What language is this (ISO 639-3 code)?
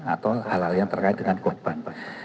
ind